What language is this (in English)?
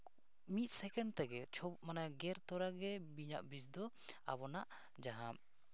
Santali